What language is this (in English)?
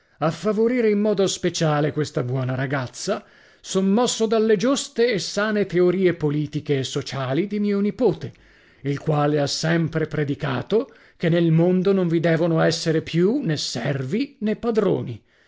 Italian